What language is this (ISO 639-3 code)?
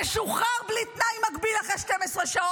heb